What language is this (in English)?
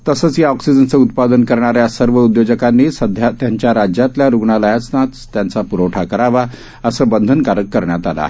Marathi